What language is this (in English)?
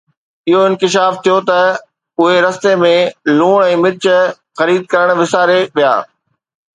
Sindhi